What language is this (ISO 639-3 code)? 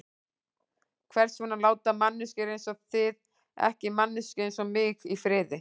isl